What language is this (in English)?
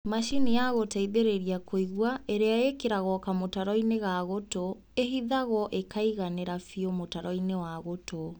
Kikuyu